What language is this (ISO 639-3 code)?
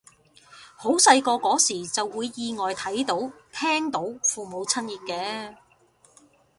yue